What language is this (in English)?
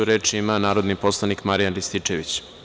Serbian